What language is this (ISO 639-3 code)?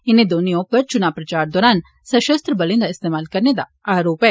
doi